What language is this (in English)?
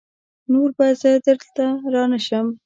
Pashto